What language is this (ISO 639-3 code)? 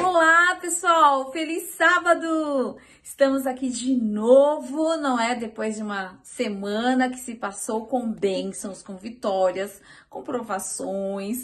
por